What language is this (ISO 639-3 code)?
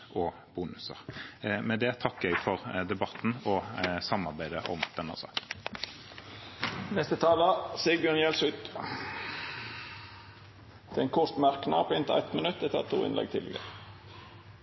nor